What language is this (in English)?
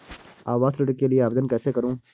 Hindi